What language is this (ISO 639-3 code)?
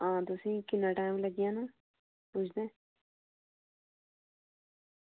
doi